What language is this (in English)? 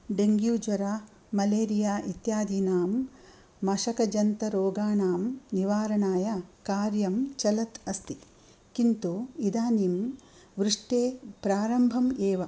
Sanskrit